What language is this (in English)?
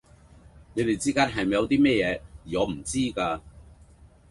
Cantonese